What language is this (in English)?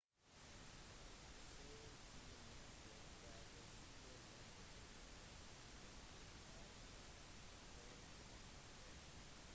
Norwegian Bokmål